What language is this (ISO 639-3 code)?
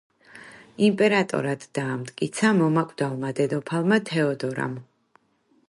kat